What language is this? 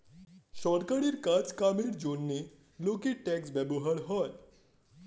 Bangla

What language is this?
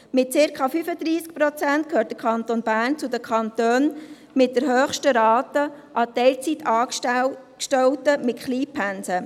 Swiss German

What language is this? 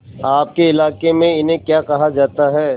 Hindi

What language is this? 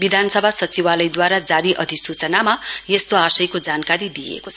Nepali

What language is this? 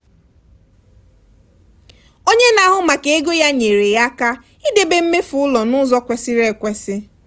Igbo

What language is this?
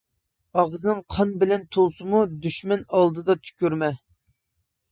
Uyghur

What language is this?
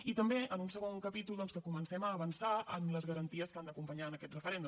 Catalan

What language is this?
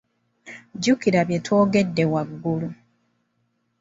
Ganda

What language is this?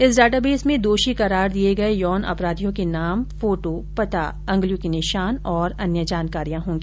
Hindi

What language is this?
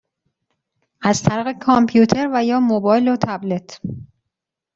Persian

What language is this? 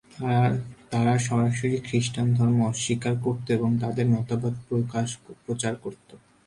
Bangla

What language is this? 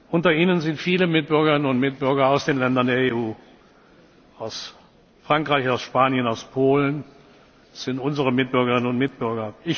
German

